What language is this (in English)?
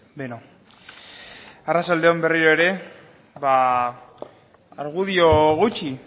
Basque